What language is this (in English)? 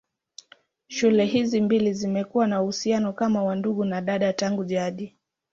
Swahili